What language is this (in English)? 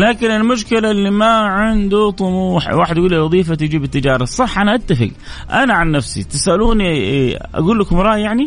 Arabic